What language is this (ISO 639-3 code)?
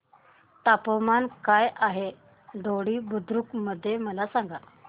mar